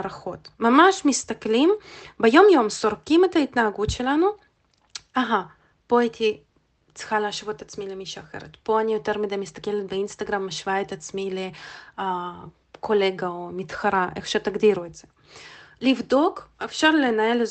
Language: Hebrew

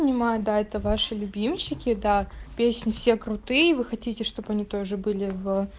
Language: Russian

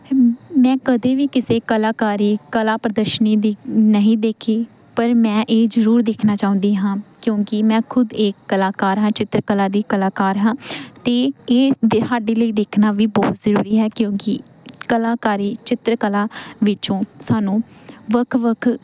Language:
Punjabi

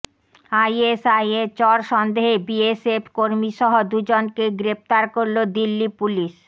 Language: Bangla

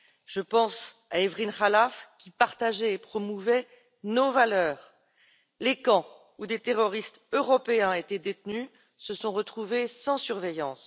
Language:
French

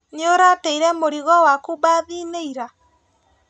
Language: Kikuyu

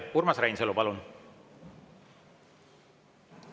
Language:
Estonian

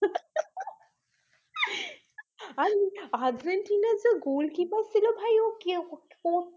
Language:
Bangla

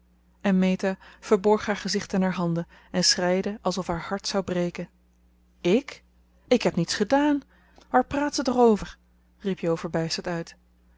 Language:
Dutch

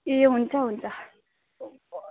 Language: Nepali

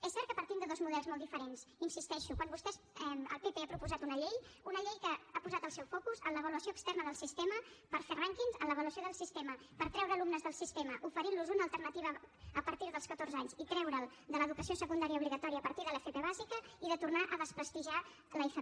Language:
Catalan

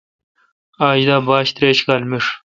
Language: Kalkoti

